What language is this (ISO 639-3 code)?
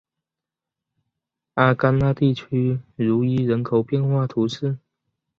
zho